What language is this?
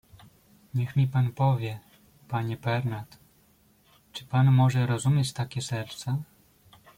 Polish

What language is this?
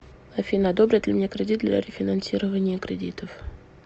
Russian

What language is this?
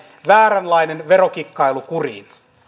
Finnish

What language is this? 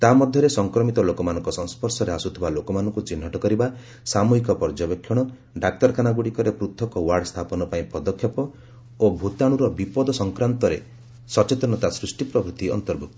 Odia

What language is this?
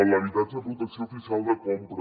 Catalan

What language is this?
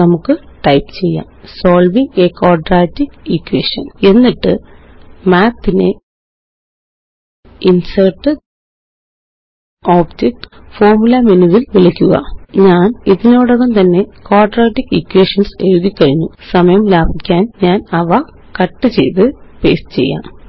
Malayalam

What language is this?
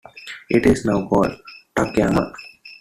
English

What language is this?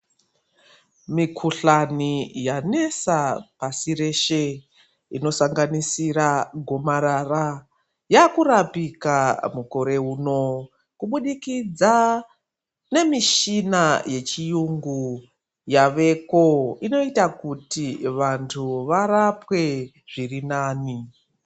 Ndau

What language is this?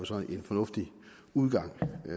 Danish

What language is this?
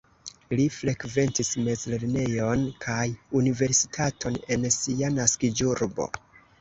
Esperanto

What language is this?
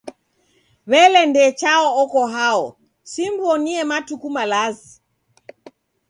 Taita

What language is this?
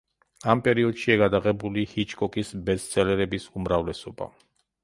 Georgian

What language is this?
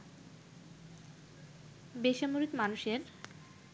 Bangla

